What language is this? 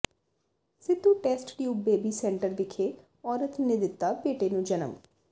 Punjabi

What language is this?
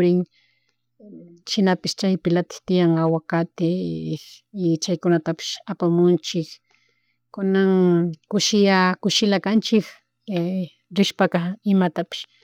Chimborazo Highland Quichua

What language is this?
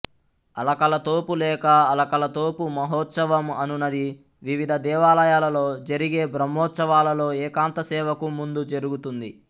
Telugu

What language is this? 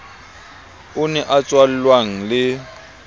Southern Sotho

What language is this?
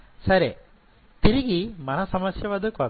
Telugu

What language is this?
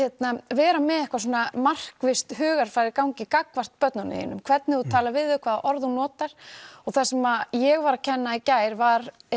Icelandic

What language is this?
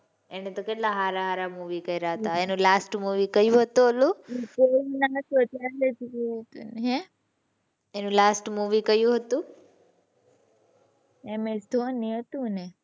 Gujarati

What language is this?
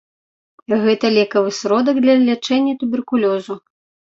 Belarusian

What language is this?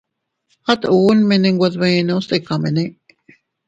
Teutila Cuicatec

